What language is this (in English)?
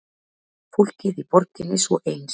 Icelandic